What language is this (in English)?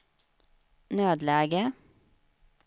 Swedish